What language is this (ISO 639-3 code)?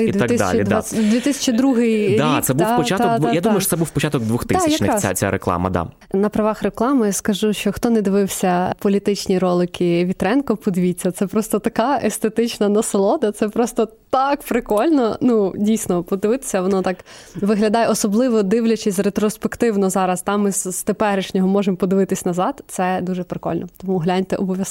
ukr